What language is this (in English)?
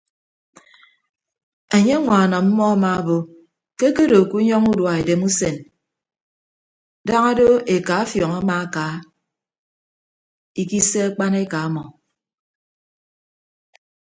Ibibio